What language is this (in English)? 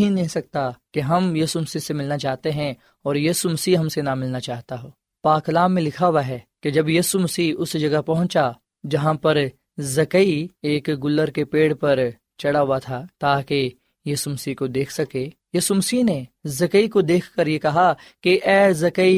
Urdu